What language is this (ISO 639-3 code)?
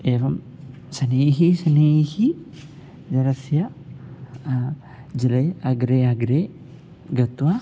san